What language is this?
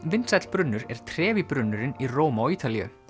Icelandic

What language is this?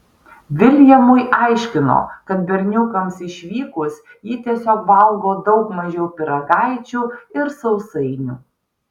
Lithuanian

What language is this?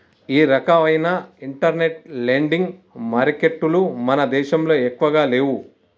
Telugu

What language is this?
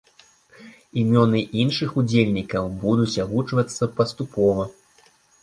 Belarusian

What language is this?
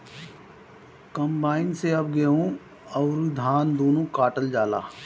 Bhojpuri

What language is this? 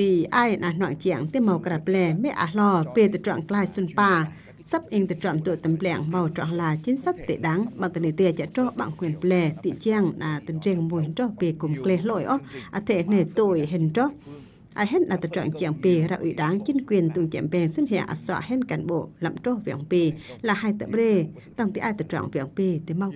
Vietnamese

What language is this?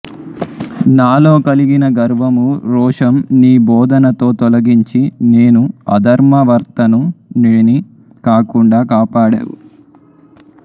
Telugu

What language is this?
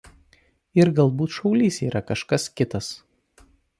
Lithuanian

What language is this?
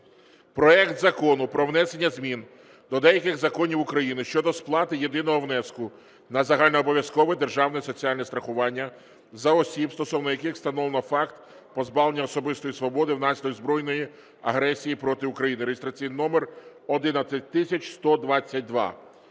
Ukrainian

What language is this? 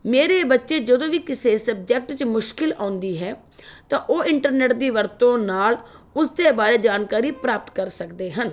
Punjabi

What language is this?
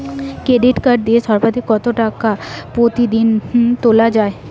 Bangla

